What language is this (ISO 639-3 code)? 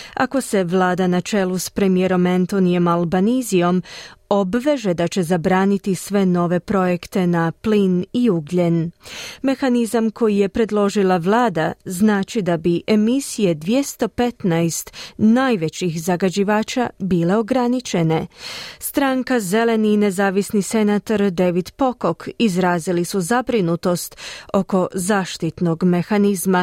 hrv